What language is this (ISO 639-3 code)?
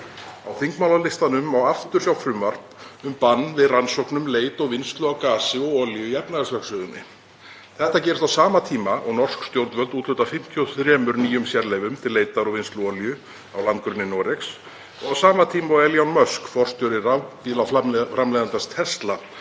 isl